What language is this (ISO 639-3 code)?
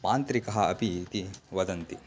san